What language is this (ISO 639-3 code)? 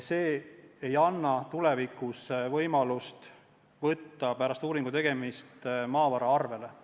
est